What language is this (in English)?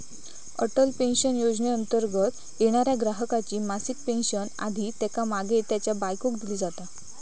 Marathi